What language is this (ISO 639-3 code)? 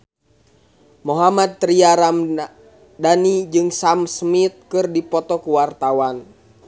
sun